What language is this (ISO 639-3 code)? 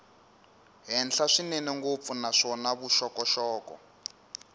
tso